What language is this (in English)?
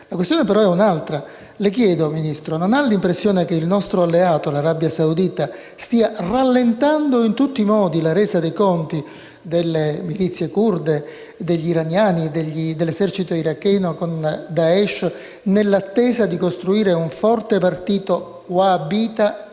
Italian